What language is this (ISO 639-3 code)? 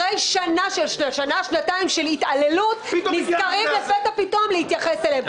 heb